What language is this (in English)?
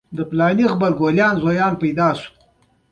Pashto